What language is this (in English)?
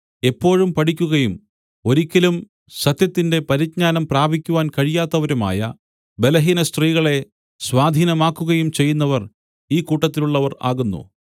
Malayalam